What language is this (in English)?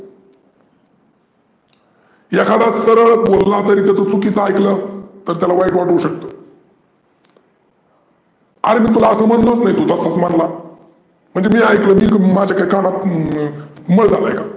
Marathi